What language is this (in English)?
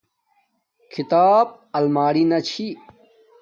Domaaki